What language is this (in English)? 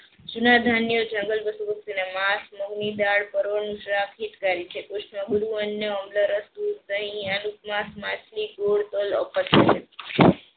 Gujarati